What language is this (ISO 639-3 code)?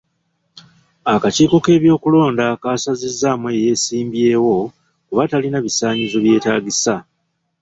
lug